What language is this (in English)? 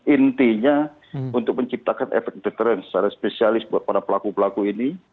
Indonesian